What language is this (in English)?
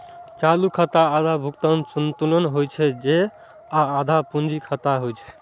Maithili